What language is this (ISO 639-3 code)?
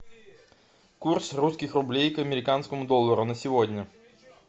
rus